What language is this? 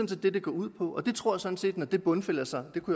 Danish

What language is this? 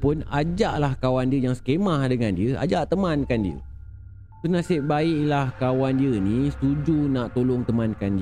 Malay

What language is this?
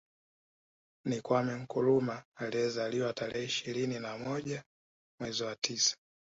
Swahili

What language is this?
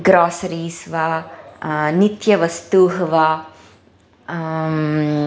Sanskrit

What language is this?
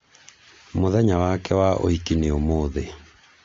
Kikuyu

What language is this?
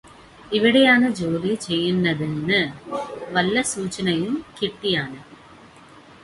Malayalam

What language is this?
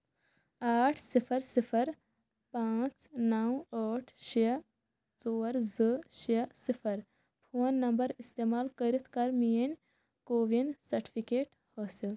Kashmiri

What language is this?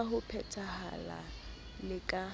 Southern Sotho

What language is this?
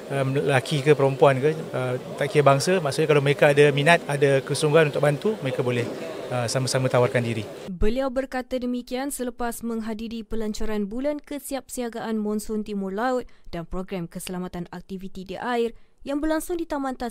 Malay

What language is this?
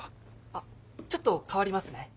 Japanese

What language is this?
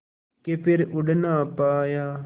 Hindi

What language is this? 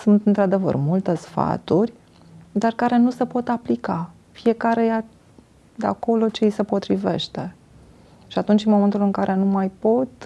Romanian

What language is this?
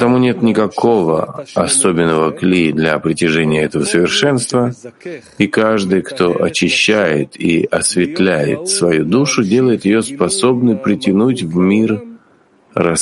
Russian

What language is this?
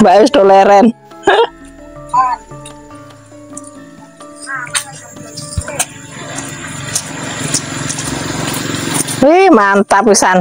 Indonesian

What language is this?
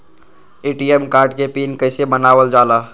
Magahi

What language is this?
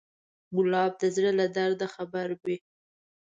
Pashto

